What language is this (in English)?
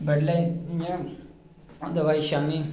Dogri